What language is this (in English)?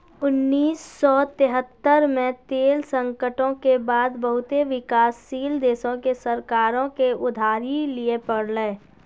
Maithili